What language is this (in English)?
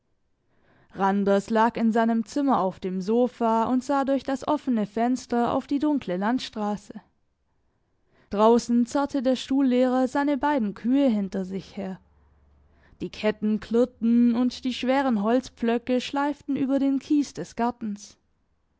German